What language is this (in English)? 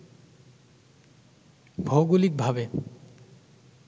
Bangla